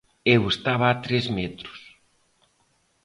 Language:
Galician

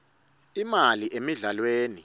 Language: Swati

